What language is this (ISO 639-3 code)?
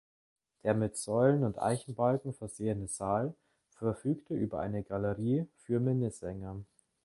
deu